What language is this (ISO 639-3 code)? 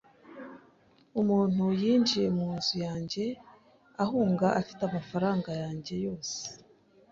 kin